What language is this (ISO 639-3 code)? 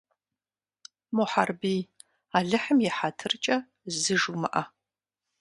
kbd